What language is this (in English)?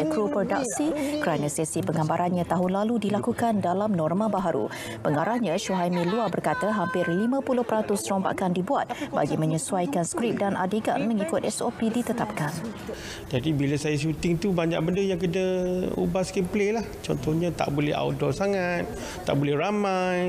Malay